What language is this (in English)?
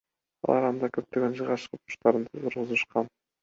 Kyrgyz